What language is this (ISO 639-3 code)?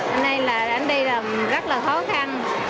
vie